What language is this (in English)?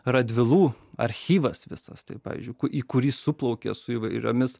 Lithuanian